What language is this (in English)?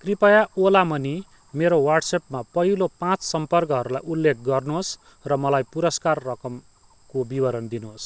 Nepali